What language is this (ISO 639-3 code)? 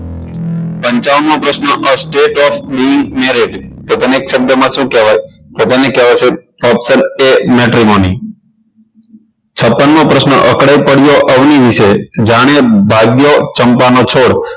guj